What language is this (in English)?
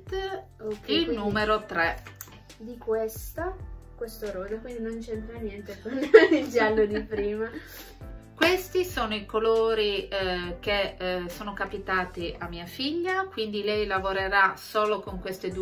Italian